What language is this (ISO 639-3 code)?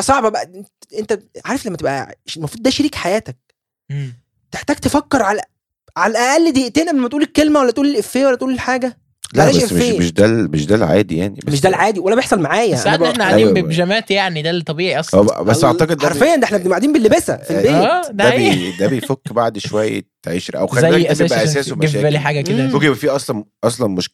ara